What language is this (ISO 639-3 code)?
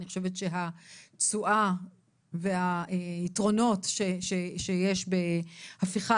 heb